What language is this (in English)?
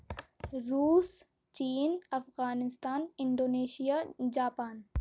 Urdu